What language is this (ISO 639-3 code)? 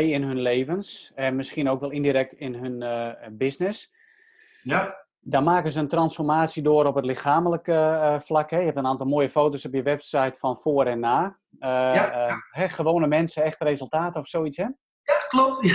nld